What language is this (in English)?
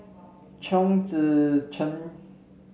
English